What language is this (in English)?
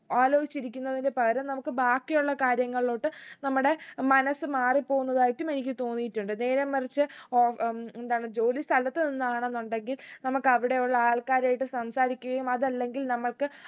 Malayalam